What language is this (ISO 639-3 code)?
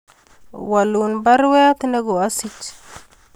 kln